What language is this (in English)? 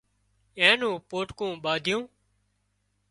Wadiyara Koli